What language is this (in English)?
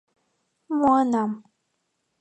Mari